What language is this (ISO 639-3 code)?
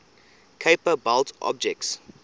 eng